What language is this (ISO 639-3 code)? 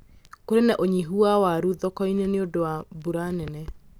kik